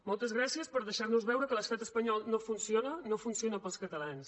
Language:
Catalan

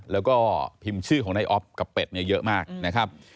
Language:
Thai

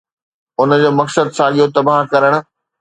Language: Sindhi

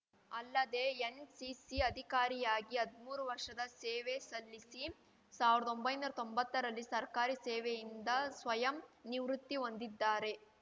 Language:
Kannada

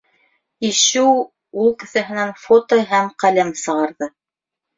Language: Bashkir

